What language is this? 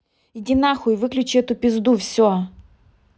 Russian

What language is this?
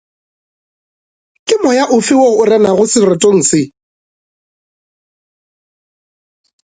Northern Sotho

